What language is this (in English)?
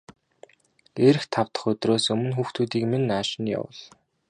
Mongolian